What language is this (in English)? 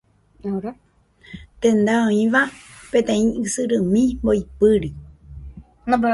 Guarani